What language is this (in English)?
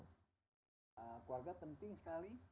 Indonesian